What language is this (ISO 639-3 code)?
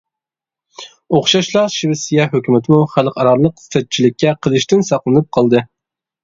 uig